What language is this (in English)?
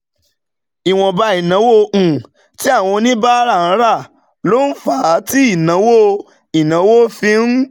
Yoruba